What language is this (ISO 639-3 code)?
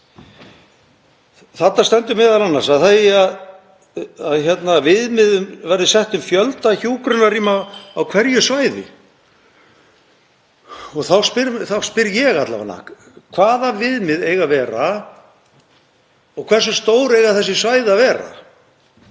isl